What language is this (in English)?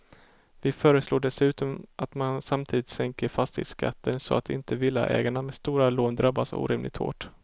Swedish